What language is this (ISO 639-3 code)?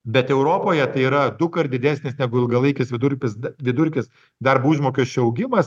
lit